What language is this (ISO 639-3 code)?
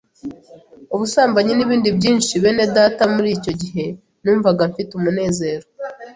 kin